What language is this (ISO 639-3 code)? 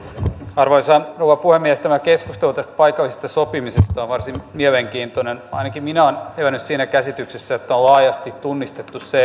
fin